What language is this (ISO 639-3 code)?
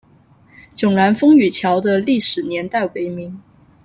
zho